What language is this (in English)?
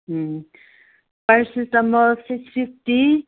Manipuri